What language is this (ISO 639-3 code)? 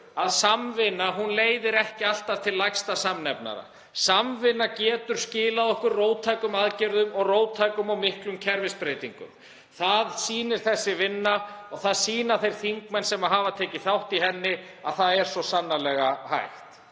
isl